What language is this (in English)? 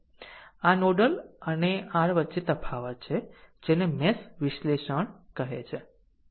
Gujarati